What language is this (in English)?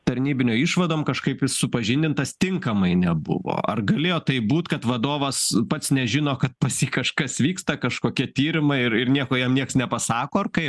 Lithuanian